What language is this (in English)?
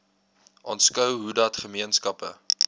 Afrikaans